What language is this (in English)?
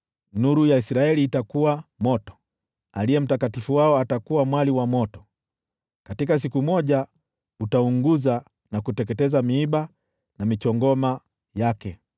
Swahili